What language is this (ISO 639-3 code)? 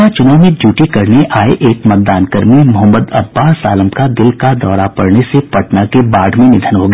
hin